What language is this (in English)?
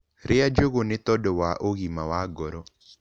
Kikuyu